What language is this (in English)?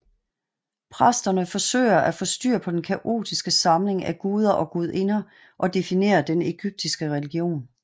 Danish